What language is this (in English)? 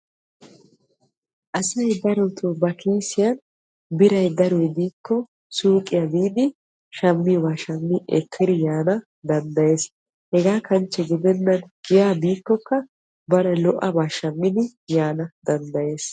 Wolaytta